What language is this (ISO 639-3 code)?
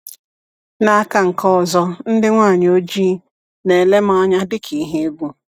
ibo